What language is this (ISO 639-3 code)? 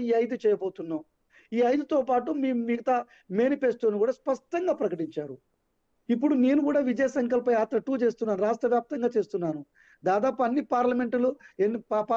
tel